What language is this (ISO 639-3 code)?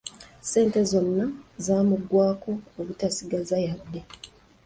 lug